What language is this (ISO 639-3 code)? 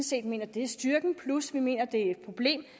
dan